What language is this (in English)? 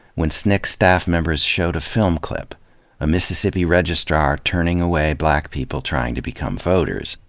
English